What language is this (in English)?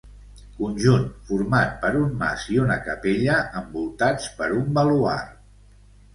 Catalan